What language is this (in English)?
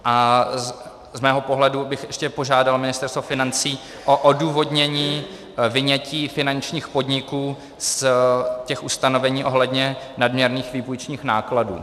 Czech